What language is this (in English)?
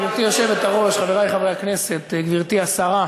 Hebrew